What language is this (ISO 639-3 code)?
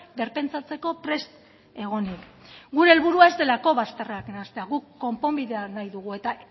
eus